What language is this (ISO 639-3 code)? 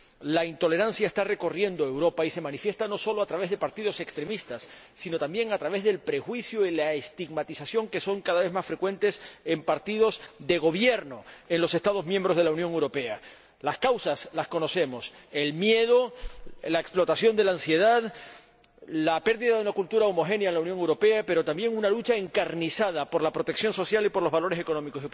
spa